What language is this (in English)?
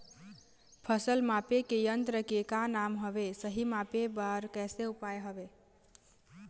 Chhattisgarhi